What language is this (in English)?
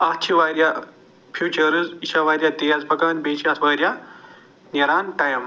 Kashmiri